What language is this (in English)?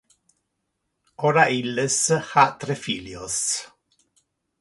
Interlingua